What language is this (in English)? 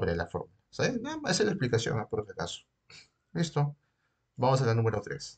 Spanish